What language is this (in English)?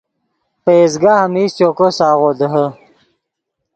Yidgha